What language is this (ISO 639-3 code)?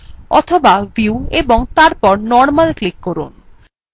ben